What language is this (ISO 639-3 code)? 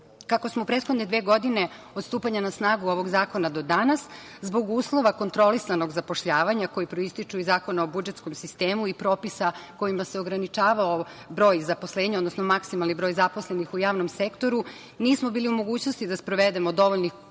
srp